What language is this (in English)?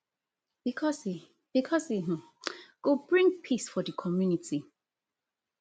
Nigerian Pidgin